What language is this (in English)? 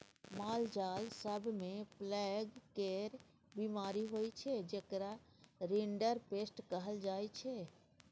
Maithili